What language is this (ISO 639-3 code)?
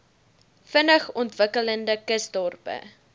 afr